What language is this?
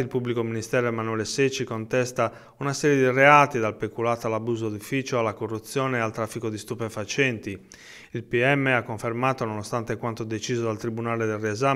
Italian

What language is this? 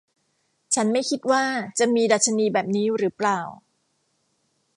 Thai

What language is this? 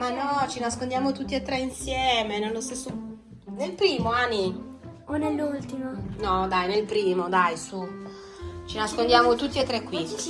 Italian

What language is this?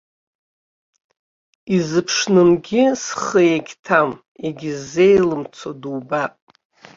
Abkhazian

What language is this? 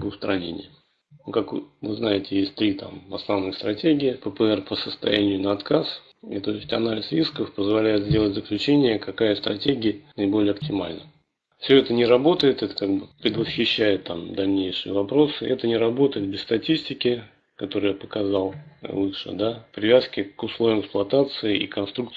Russian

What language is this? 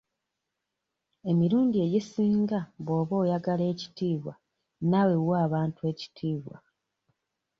Ganda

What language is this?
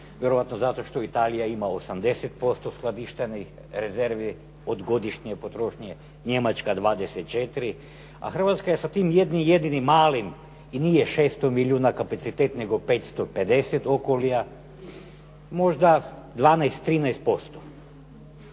Croatian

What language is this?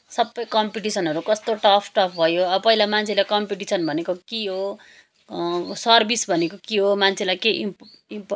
Nepali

